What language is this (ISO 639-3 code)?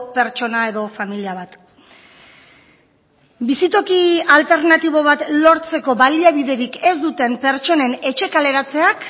eus